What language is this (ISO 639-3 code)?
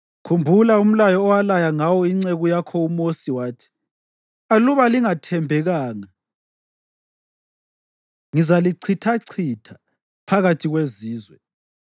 nde